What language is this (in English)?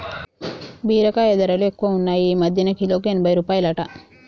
Telugu